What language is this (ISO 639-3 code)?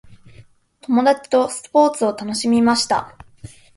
jpn